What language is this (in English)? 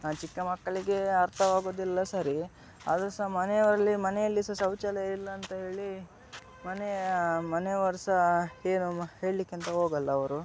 Kannada